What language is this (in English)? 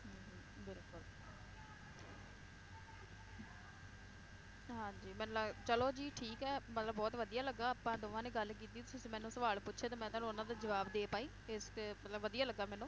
Punjabi